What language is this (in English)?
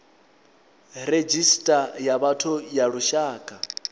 Venda